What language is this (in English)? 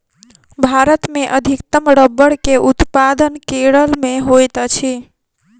Maithili